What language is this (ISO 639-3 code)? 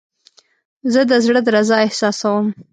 pus